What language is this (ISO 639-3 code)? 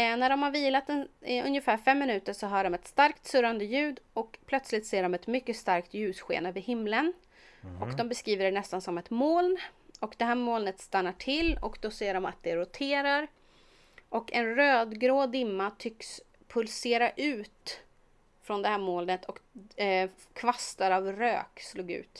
swe